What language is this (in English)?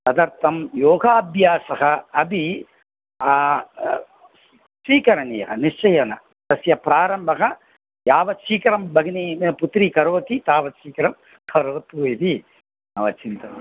Sanskrit